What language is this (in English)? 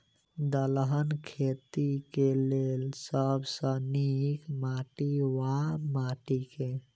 Maithili